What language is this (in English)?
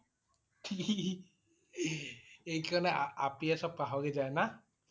Assamese